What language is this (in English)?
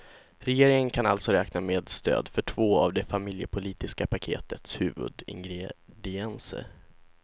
Swedish